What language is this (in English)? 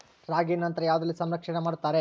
Kannada